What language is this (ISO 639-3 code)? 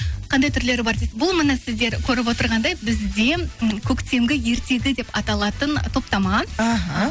kaz